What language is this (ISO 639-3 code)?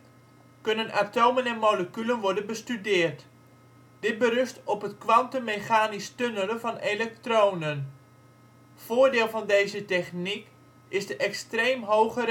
nld